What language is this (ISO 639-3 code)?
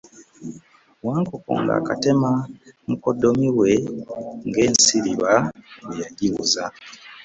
lug